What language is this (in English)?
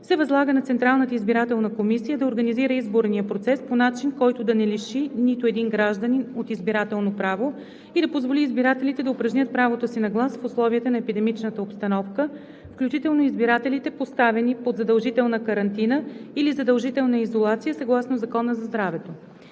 Bulgarian